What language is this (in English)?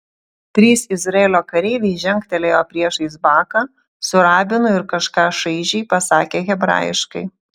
Lithuanian